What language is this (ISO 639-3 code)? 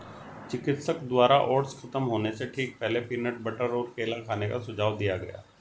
hin